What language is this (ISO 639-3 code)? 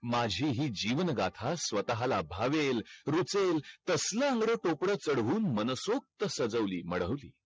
mar